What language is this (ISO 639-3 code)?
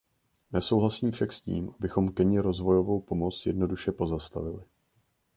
ces